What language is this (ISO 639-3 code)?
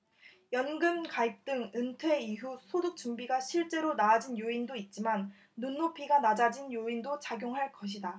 kor